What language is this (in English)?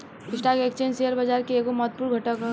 Bhojpuri